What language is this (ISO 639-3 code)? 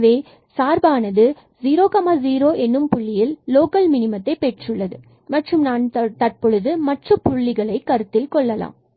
tam